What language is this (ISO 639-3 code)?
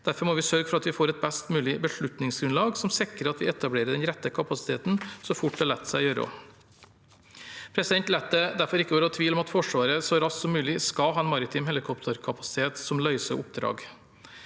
nor